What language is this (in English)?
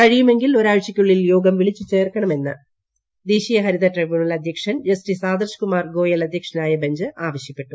Malayalam